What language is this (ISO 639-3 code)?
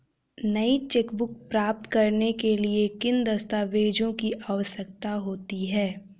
hin